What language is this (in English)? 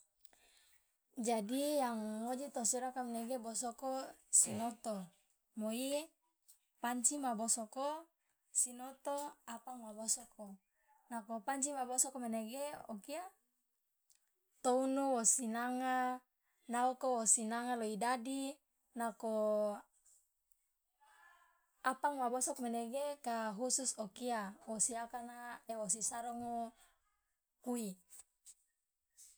Loloda